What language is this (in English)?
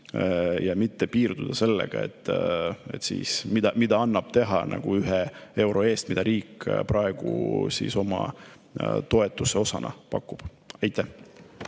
Estonian